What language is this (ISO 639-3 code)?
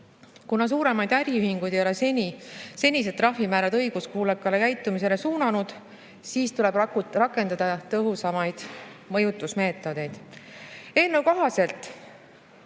est